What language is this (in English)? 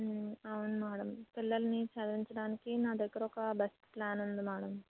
Telugu